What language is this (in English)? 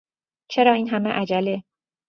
Persian